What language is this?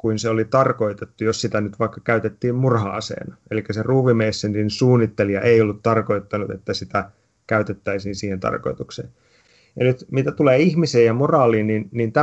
Finnish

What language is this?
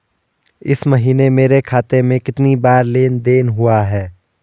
Hindi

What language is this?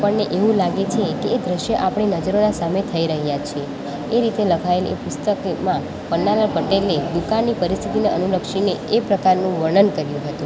Gujarati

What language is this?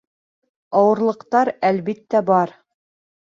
Bashkir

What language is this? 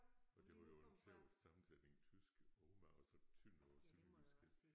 Danish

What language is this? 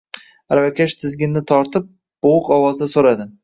Uzbek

